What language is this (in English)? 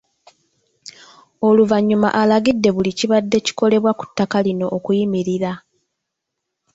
Ganda